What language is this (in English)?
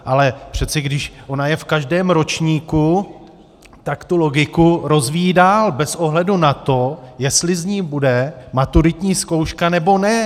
Czech